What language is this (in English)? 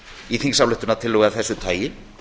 Icelandic